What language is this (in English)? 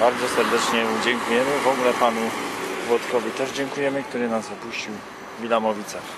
Polish